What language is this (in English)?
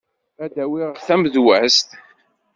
Kabyle